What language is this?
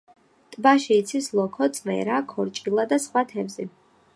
Georgian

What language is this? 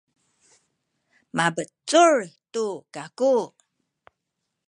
Sakizaya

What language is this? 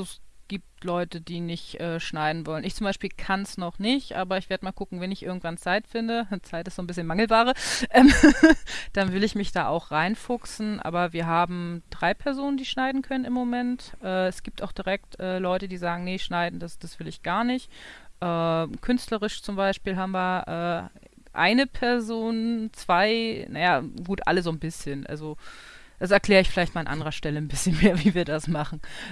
German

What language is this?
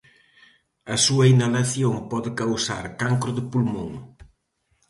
Galician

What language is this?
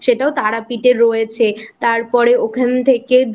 Bangla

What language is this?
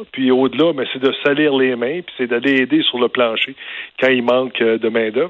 French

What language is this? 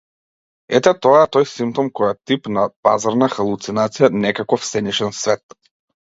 Macedonian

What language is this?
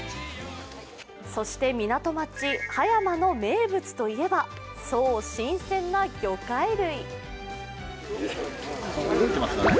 Japanese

